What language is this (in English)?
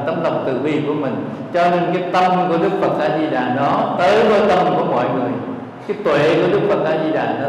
Vietnamese